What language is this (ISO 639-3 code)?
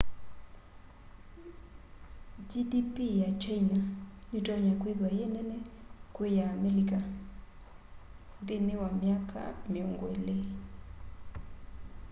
kam